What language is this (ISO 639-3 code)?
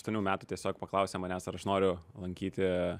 lit